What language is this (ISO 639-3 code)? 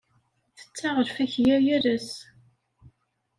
kab